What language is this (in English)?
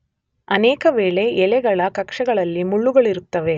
Kannada